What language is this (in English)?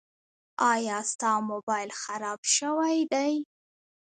Pashto